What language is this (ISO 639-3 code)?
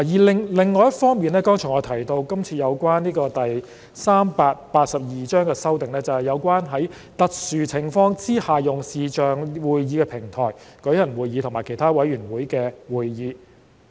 yue